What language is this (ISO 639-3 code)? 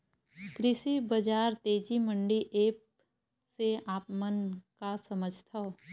hne